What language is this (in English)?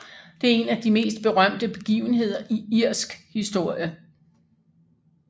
Danish